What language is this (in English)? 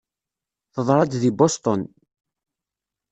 Kabyle